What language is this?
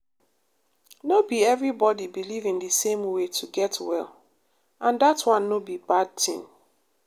Nigerian Pidgin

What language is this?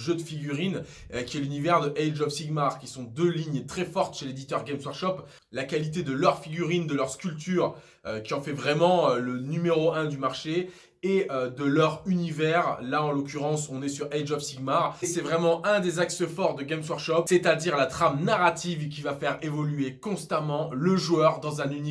French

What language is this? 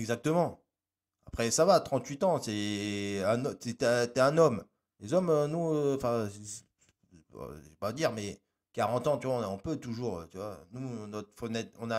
French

